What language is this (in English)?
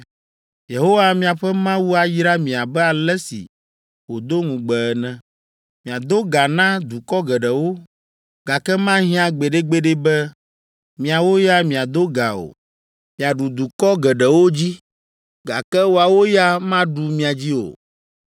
Ewe